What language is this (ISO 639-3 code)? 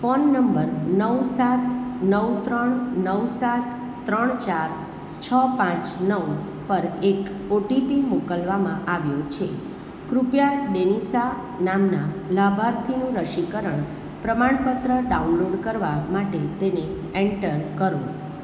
guj